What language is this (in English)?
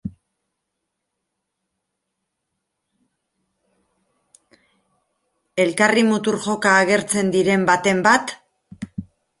Basque